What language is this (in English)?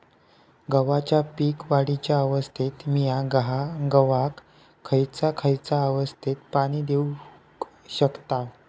Marathi